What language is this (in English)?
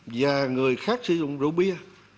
Vietnamese